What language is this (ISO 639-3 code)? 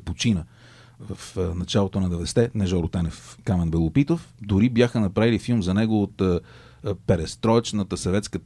bul